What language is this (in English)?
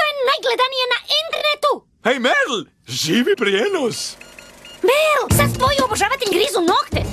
Romanian